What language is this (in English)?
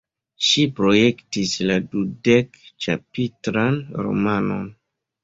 Esperanto